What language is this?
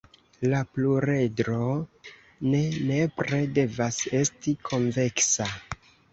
Esperanto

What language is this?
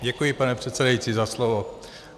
Czech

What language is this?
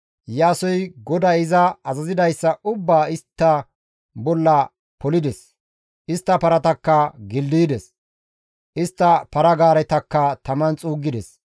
Gamo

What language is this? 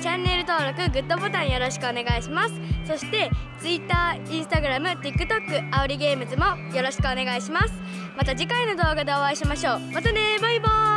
Japanese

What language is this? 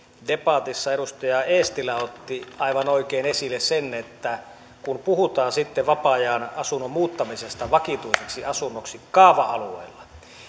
Finnish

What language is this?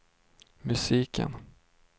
Swedish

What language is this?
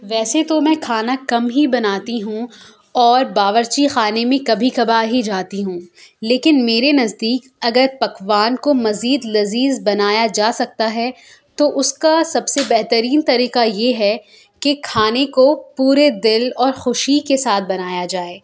Urdu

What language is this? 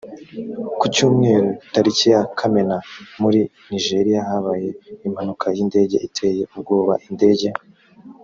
Kinyarwanda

